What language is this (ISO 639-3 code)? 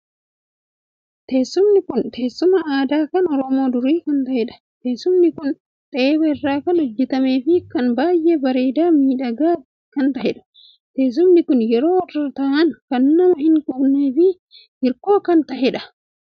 orm